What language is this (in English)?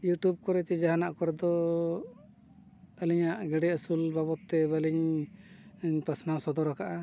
Santali